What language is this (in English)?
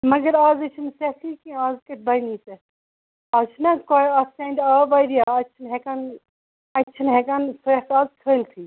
Kashmiri